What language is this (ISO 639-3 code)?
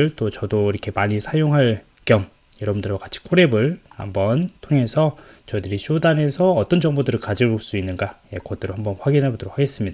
kor